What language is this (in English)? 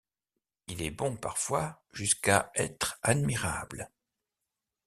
French